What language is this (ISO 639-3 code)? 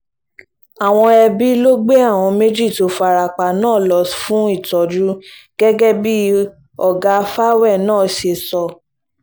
yor